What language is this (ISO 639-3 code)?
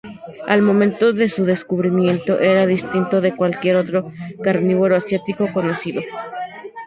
spa